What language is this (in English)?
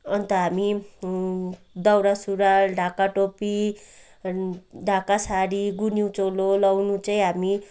Nepali